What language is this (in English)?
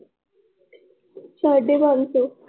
Punjabi